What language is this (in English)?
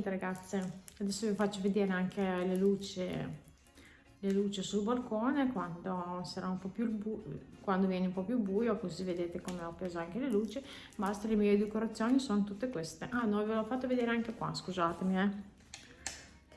Italian